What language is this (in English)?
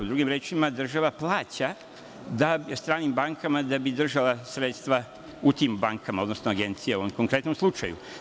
Serbian